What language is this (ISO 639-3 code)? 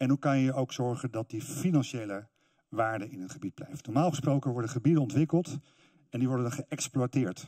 nld